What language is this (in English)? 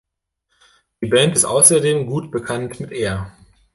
German